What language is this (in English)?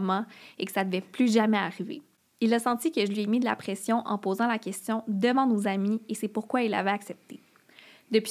French